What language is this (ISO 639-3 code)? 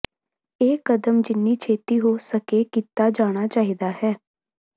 pan